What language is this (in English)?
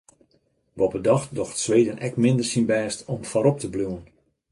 Western Frisian